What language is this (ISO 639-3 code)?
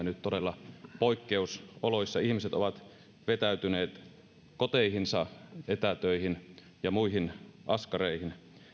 fin